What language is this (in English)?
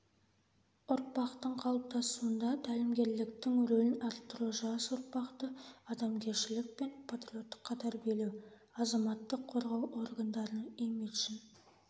Kazakh